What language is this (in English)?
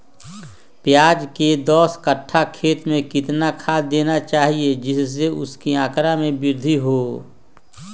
Magahi